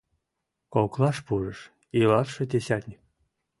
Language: Mari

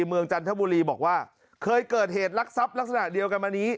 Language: Thai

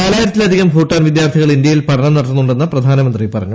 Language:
Malayalam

